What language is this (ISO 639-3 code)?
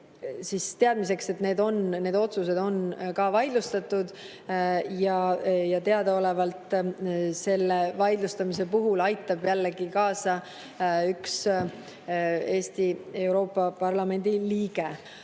est